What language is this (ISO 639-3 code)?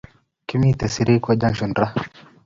kln